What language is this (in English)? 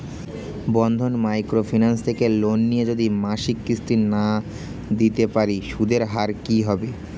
Bangla